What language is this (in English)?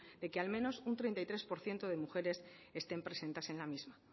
Spanish